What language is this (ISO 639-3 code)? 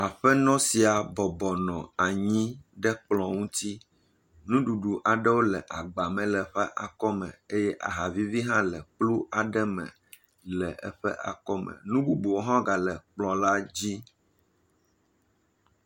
ewe